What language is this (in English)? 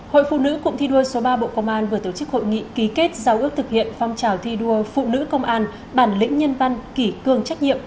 Vietnamese